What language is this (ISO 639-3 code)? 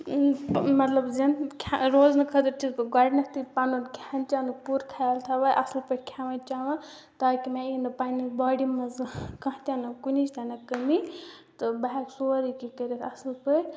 kas